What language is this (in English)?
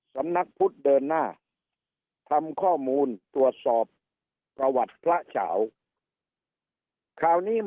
Thai